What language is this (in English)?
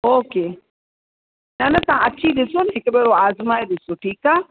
Sindhi